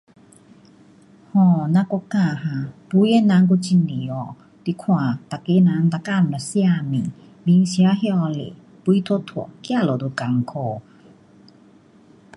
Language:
Pu-Xian Chinese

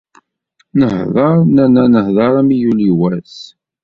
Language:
Kabyle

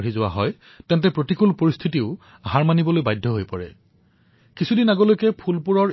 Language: Assamese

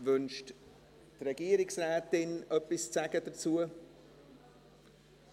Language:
Swiss German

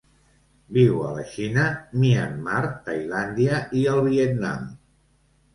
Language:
Catalan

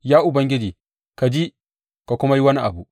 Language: Hausa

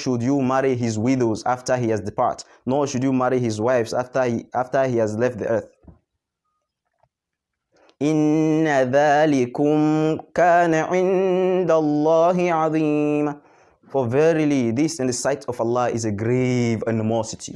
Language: English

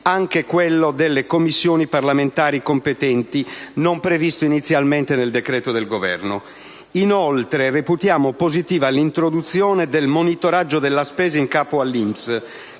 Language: Italian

